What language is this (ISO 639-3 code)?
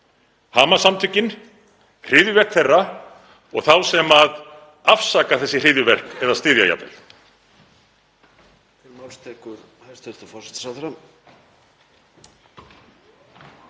isl